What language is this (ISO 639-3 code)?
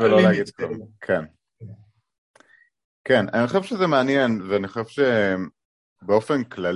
heb